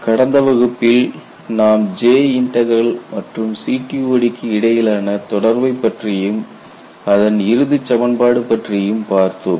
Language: Tamil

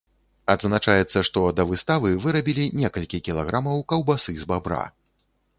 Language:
Belarusian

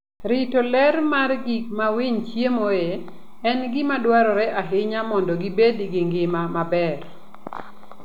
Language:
Luo (Kenya and Tanzania)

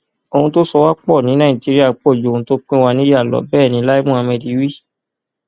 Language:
Yoruba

